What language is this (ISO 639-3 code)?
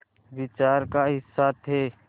hin